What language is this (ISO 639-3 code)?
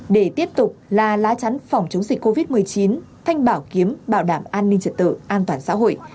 vie